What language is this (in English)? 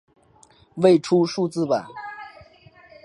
Chinese